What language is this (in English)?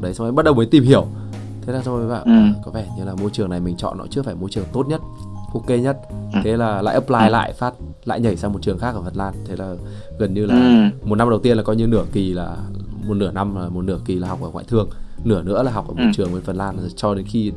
Vietnamese